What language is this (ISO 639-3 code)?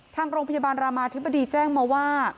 tha